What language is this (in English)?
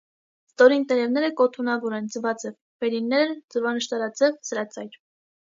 Armenian